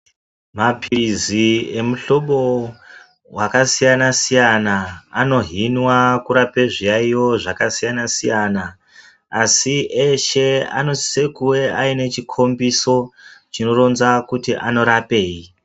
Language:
Ndau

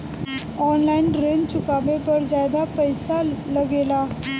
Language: Bhojpuri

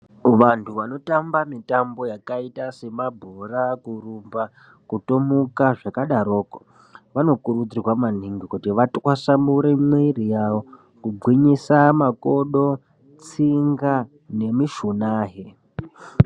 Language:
Ndau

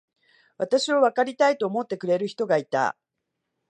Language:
Japanese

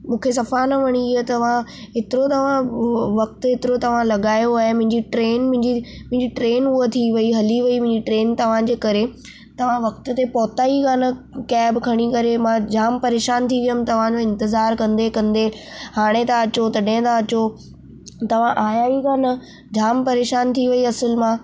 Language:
Sindhi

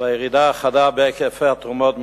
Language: Hebrew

